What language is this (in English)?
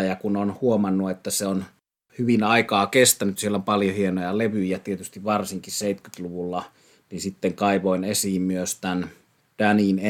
Finnish